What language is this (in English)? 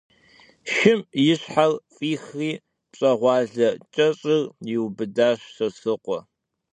Kabardian